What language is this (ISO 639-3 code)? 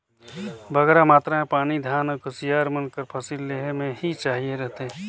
hne